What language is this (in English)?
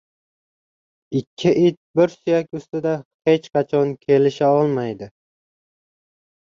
Uzbek